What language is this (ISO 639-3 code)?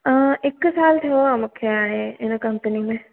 snd